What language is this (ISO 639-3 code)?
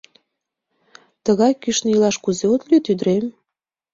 chm